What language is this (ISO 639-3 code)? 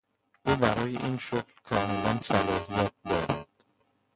fas